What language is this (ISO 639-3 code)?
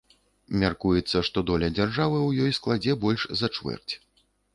bel